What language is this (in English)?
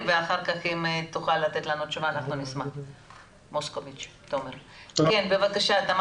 Hebrew